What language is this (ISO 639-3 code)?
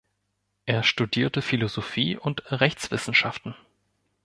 deu